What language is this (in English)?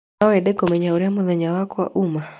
Kikuyu